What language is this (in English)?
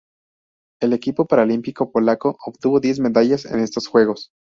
Spanish